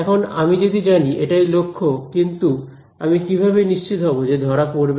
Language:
Bangla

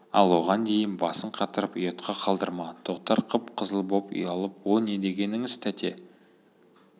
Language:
Kazakh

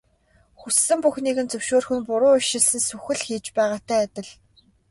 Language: Mongolian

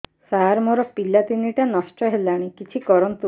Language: Odia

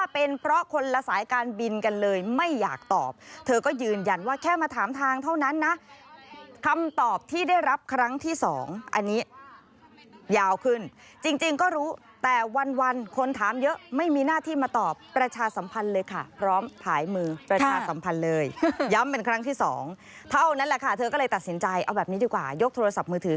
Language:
Thai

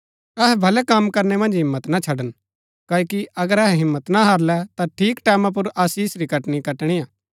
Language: Gaddi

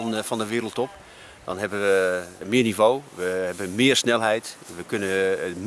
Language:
Dutch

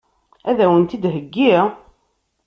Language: Kabyle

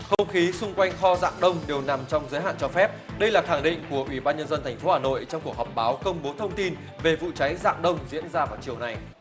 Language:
Vietnamese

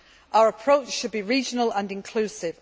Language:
English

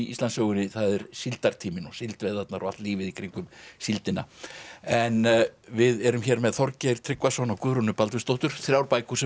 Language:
Icelandic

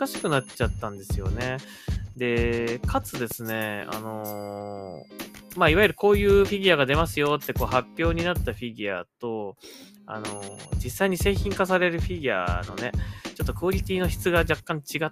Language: Japanese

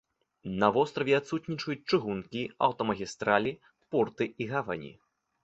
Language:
Belarusian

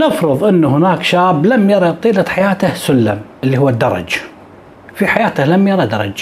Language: Arabic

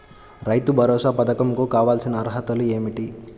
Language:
Telugu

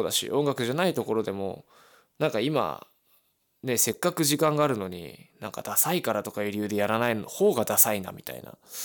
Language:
Japanese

